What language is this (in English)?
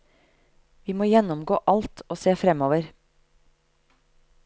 Norwegian